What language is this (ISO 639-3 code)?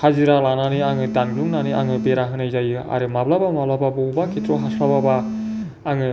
brx